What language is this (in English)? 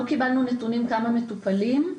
Hebrew